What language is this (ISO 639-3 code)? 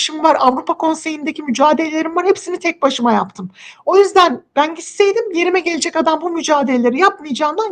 tur